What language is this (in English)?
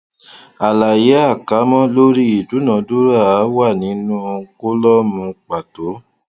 Yoruba